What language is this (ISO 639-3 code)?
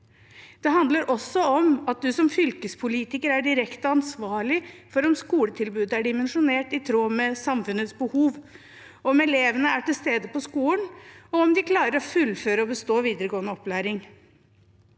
nor